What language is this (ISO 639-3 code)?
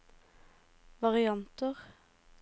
nor